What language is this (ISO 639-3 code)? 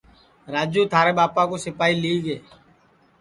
ssi